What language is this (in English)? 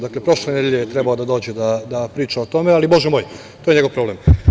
Serbian